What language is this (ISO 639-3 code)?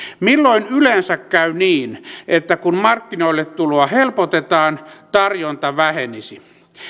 fin